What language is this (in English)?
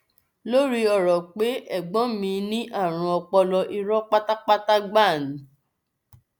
Yoruba